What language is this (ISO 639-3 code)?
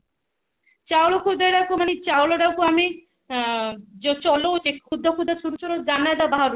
ori